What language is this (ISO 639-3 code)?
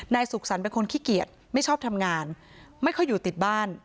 tha